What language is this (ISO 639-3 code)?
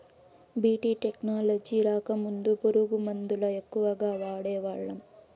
tel